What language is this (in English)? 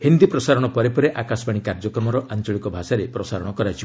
Odia